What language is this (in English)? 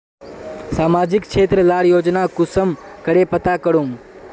Magahi